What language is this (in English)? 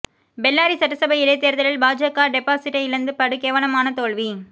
Tamil